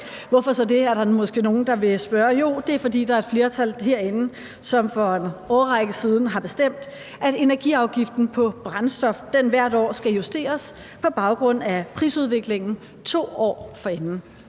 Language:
Danish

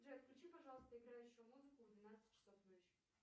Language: Russian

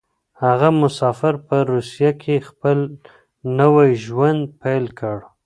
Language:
Pashto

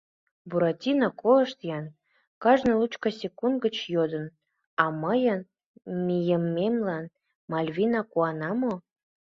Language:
Mari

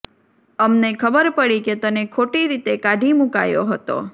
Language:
Gujarati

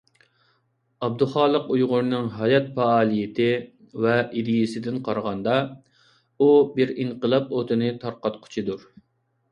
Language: Uyghur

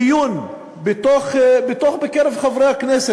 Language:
Hebrew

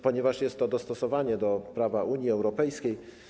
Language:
Polish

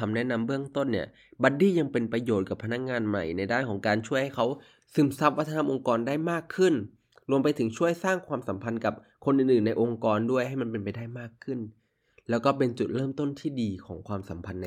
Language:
Thai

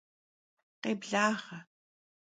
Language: Kabardian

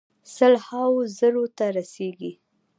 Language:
Pashto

